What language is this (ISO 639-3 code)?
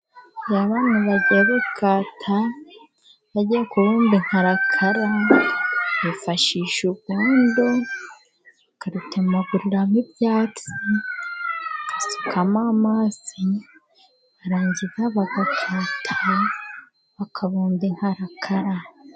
kin